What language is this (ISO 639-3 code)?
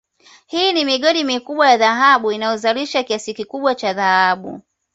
swa